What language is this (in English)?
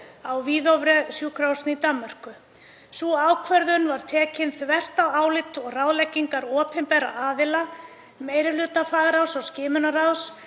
Icelandic